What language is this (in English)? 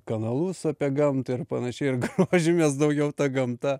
Lithuanian